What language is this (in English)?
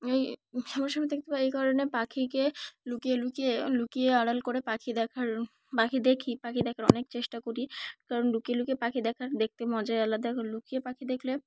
Bangla